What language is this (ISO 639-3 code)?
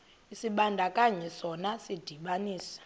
xho